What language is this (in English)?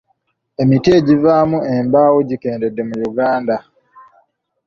Ganda